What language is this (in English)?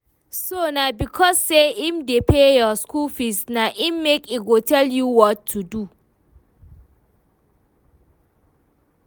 Nigerian Pidgin